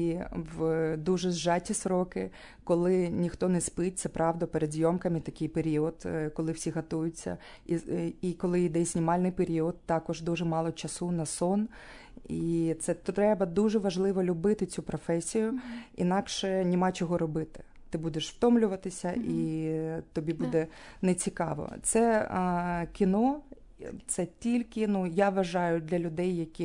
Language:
Ukrainian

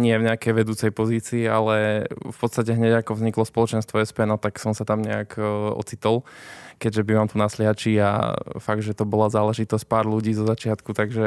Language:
Slovak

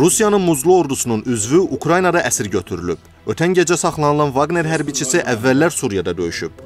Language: Turkish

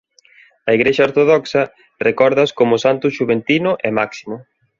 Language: Galician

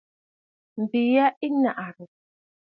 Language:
Bafut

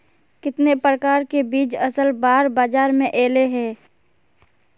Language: Magahi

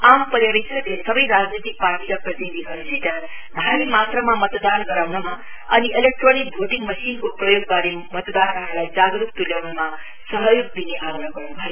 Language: Nepali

